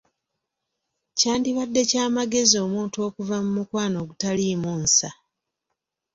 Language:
Ganda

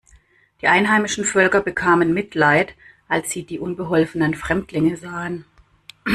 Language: German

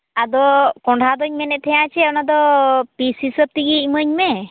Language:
Santali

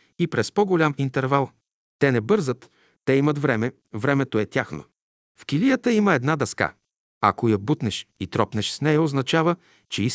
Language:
Bulgarian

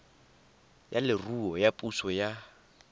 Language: Tswana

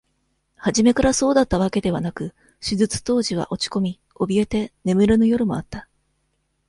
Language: Japanese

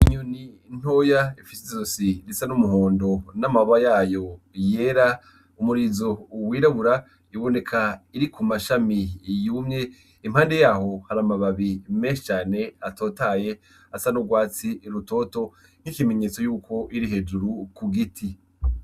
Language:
Rundi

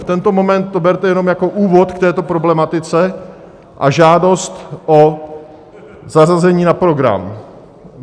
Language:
Czech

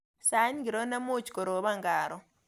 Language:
Kalenjin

